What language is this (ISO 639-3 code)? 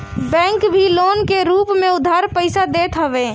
bho